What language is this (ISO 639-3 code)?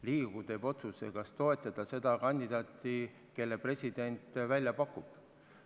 est